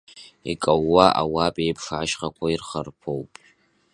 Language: Abkhazian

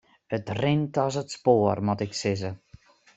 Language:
Western Frisian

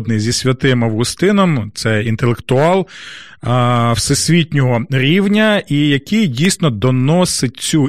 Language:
Ukrainian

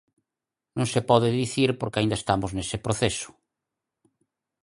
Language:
Galician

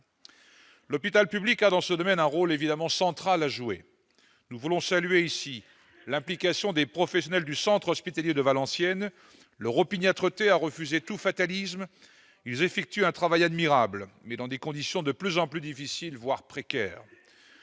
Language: French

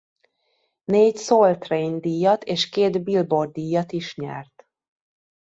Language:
Hungarian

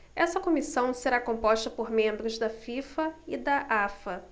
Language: Portuguese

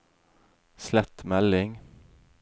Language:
Norwegian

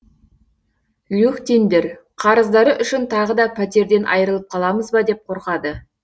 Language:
Kazakh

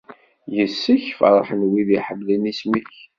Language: Kabyle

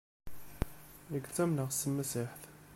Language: Kabyle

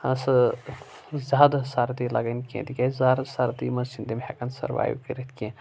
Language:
Kashmiri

